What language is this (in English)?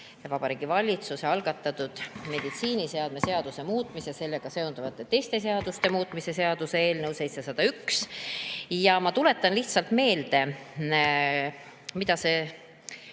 Estonian